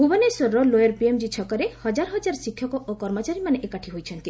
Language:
Odia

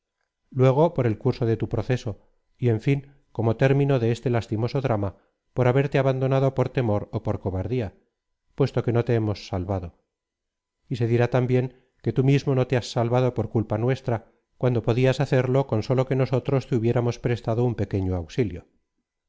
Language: Spanish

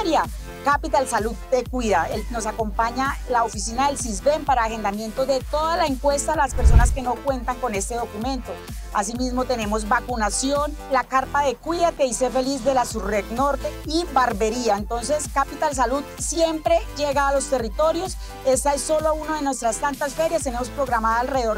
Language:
Spanish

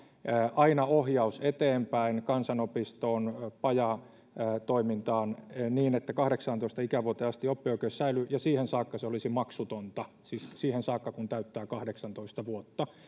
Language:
Finnish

